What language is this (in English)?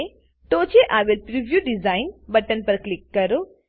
Gujarati